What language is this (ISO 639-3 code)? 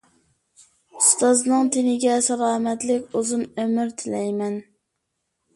uig